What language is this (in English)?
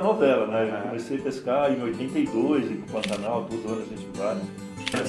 Portuguese